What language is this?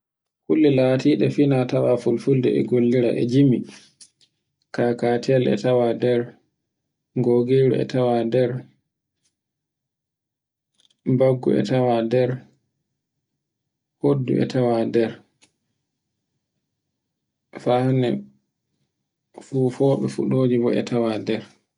Borgu Fulfulde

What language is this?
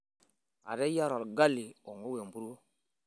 Masai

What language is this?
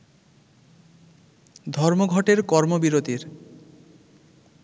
Bangla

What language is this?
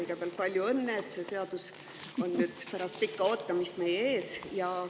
Estonian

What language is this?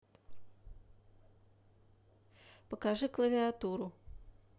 Russian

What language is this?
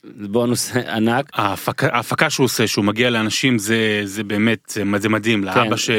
Hebrew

